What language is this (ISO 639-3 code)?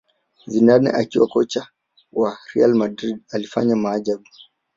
swa